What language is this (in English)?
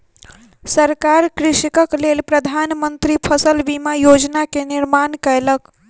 Maithili